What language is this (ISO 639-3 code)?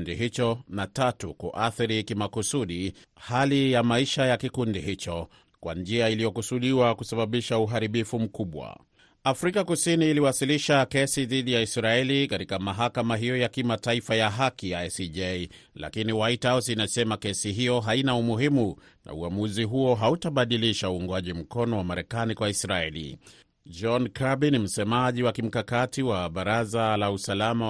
swa